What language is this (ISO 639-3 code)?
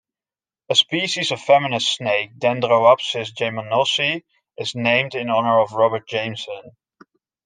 eng